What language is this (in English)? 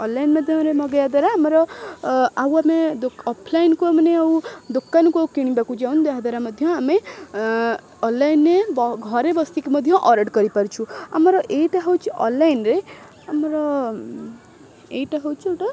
Odia